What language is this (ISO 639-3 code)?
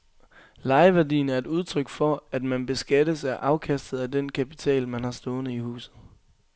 dan